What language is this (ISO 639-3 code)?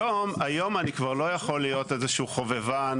heb